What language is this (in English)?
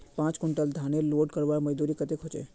Magahi